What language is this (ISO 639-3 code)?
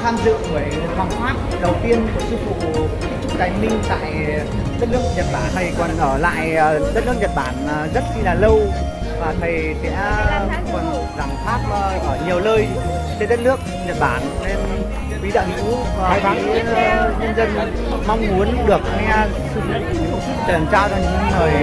vie